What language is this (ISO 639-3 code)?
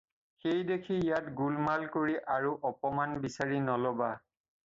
asm